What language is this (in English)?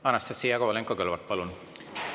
Estonian